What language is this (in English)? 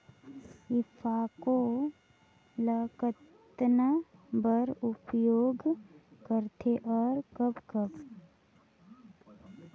Chhattisgarhi